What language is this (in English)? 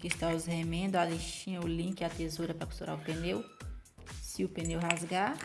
Portuguese